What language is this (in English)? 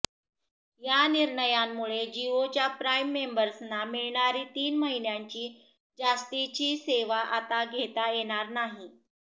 Marathi